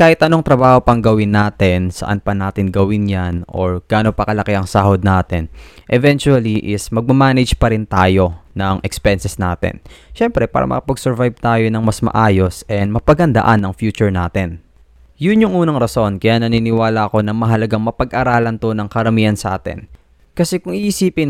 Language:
Filipino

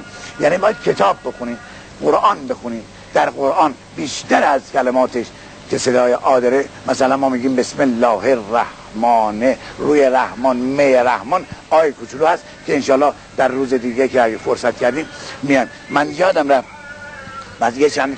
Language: Persian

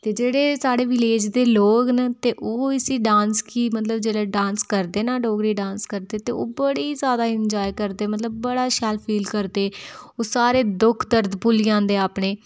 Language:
Dogri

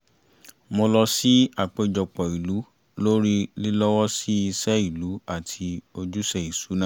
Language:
Yoruba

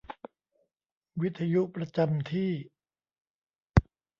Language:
Thai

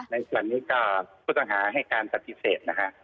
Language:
Thai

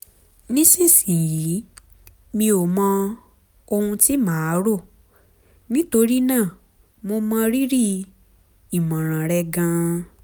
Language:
Yoruba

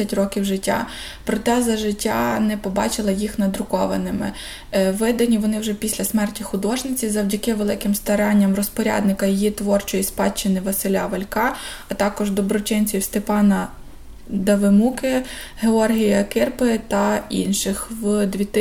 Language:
Ukrainian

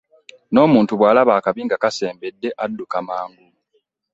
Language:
Ganda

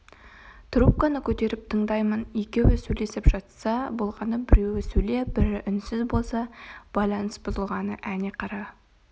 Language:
Kazakh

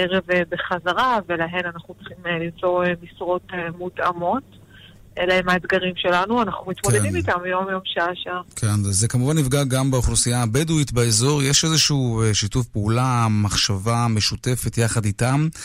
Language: Hebrew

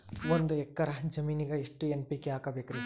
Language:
Kannada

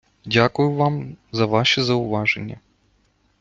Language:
Ukrainian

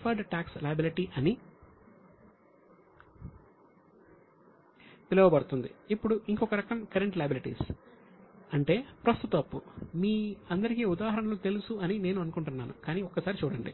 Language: Telugu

